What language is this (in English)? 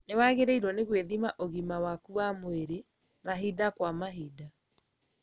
Kikuyu